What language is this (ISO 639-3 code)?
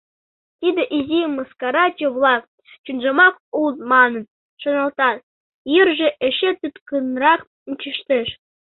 chm